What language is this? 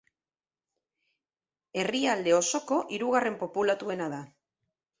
Basque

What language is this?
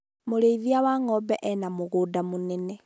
Kikuyu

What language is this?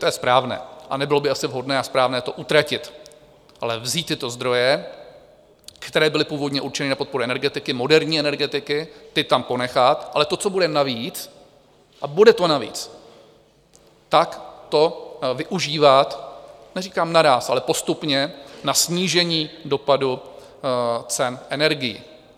Czech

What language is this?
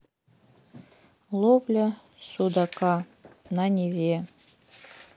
Russian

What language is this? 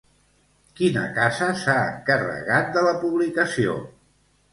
Catalan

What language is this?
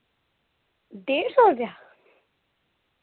Dogri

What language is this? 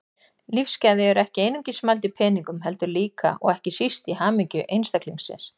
Icelandic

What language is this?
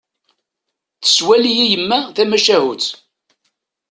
Kabyle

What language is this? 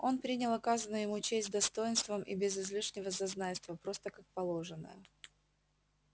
Russian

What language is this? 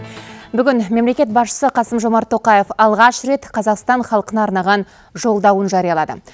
Kazakh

